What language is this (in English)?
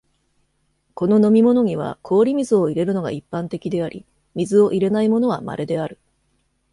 Japanese